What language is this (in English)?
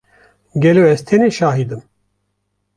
Kurdish